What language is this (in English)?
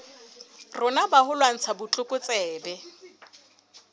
Southern Sotho